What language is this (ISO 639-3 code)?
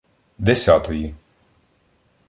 ukr